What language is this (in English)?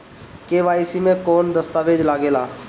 Bhojpuri